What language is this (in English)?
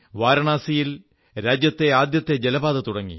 Malayalam